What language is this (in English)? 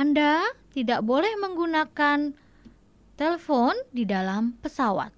Indonesian